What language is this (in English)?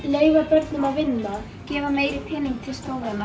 Icelandic